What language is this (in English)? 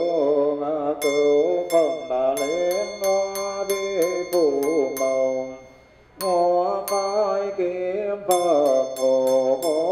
Vietnamese